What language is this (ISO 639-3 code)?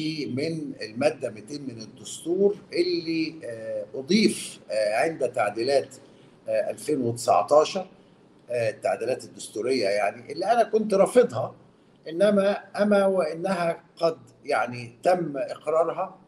ara